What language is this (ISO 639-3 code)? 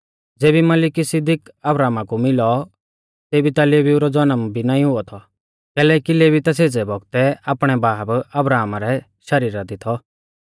bfz